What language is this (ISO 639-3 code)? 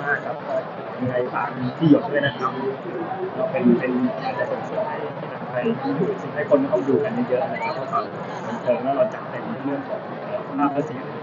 tha